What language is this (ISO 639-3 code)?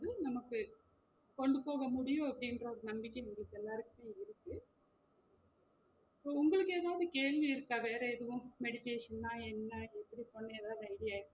tam